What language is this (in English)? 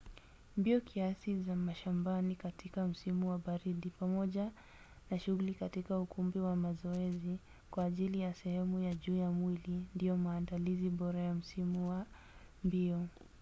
Swahili